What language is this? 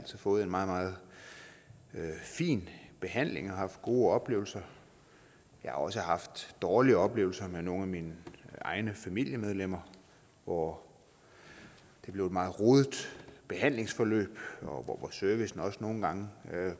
Danish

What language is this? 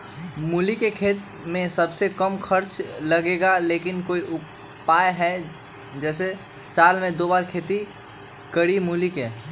Magahi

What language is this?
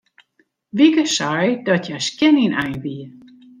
Western Frisian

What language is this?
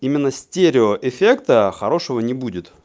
Russian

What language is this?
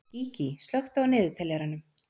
Icelandic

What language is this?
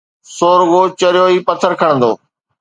Sindhi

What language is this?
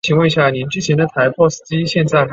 Chinese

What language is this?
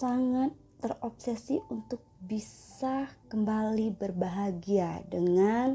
Indonesian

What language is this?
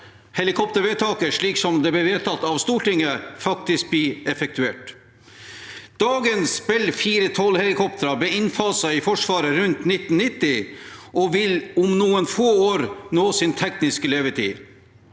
Norwegian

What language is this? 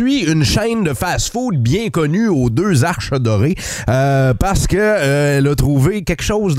French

